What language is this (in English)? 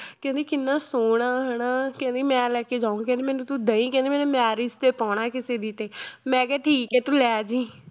Punjabi